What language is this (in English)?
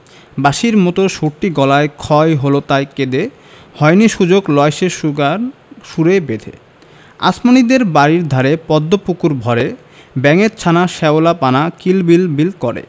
Bangla